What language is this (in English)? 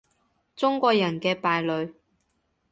Cantonese